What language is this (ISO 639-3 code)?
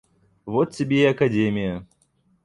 rus